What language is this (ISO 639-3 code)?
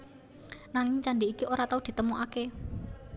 jav